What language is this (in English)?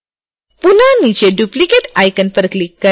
Hindi